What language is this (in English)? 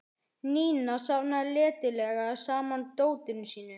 Icelandic